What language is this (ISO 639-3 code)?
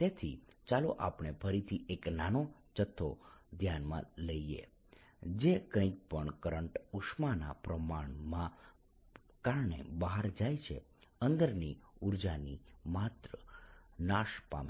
guj